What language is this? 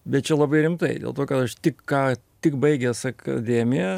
Lithuanian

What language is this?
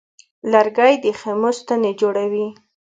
Pashto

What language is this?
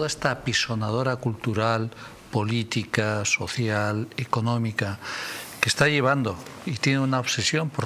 Spanish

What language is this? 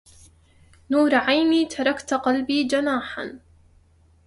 Arabic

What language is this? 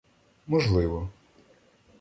Ukrainian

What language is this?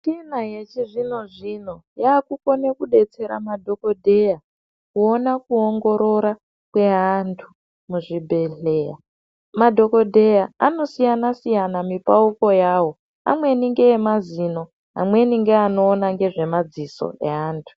Ndau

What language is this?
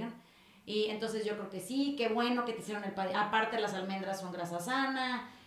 Spanish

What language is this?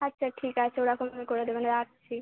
Bangla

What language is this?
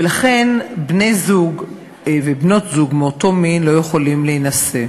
Hebrew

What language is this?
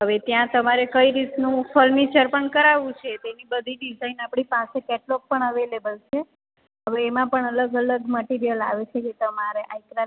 Gujarati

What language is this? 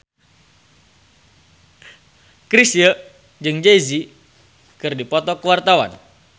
Sundanese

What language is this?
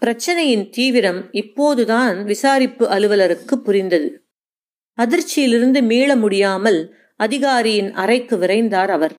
Tamil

